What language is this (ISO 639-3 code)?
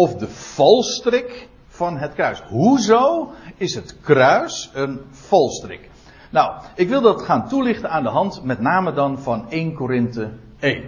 nld